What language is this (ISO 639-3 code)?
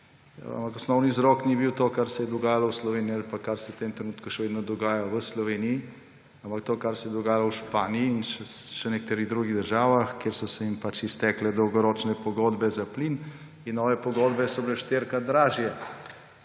slv